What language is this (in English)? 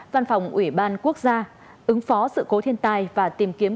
Vietnamese